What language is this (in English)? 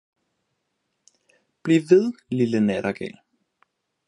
Danish